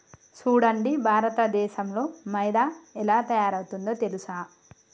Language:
Telugu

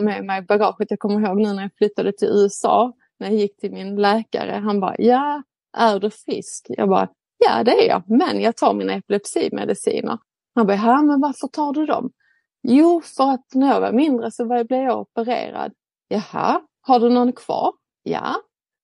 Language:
Swedish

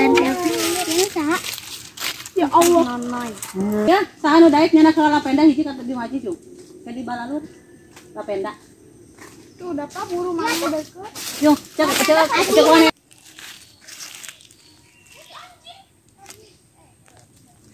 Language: Indonesian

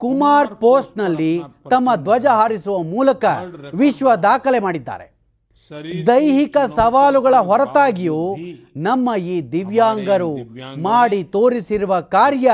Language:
Kannada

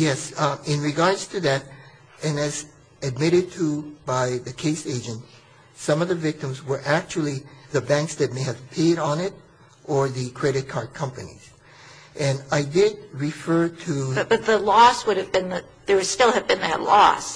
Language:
English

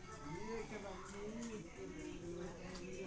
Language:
Magahi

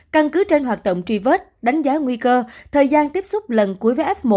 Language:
Vietnamese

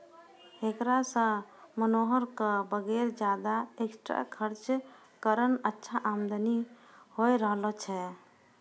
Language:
Maithili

